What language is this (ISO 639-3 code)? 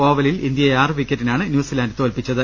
mal